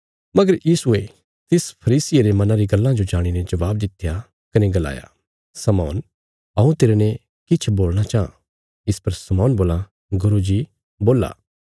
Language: Bilaspuri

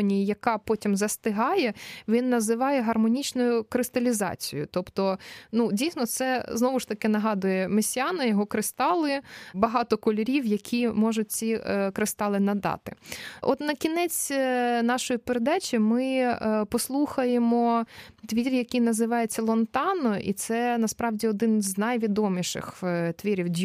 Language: Ukrainian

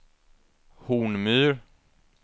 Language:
Swedish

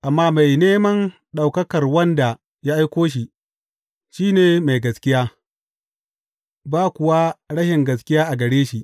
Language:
Hausa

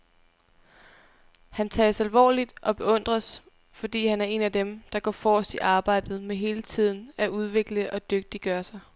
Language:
Danish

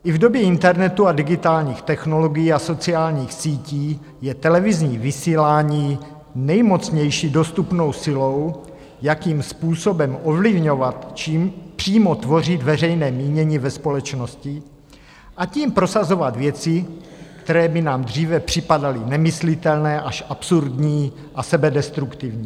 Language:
Czech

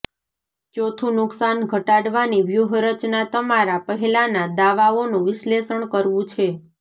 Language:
Gujarati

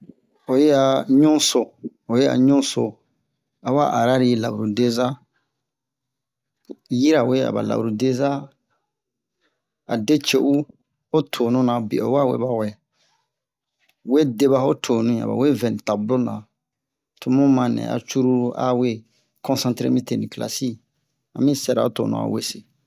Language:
Bomu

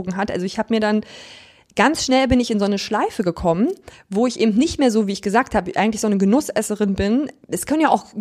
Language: German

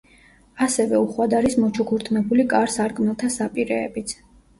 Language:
Georgian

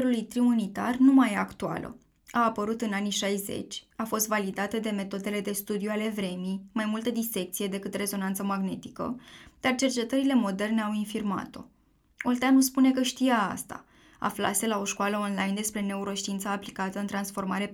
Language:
Romanian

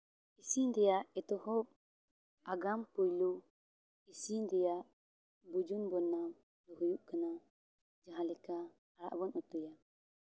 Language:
Santali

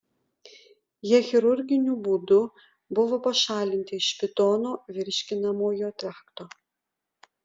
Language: Lithuanian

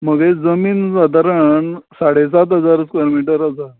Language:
Konkani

